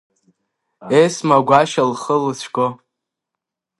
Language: Abkhazian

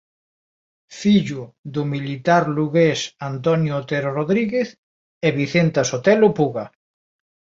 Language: Galician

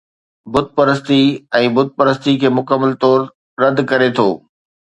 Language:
Sindhi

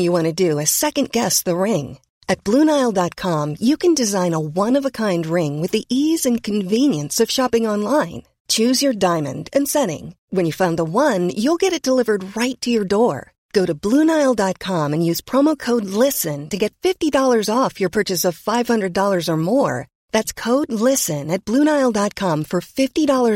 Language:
English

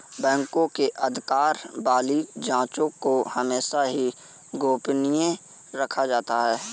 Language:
Hindi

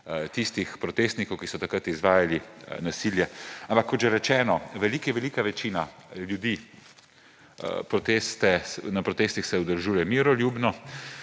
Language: Slovenian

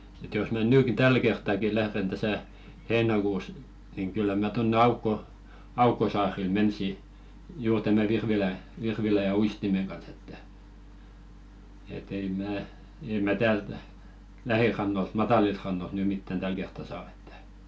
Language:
Finnish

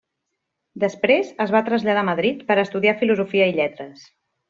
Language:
Catalan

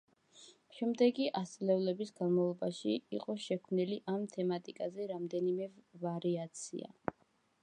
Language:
Georgian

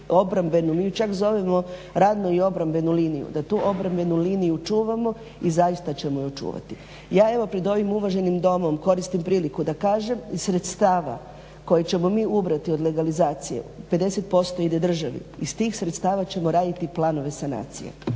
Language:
Croatian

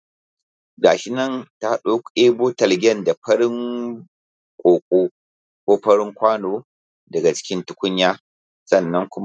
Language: Hausa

